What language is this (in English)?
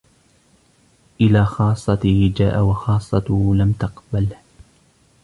Arabic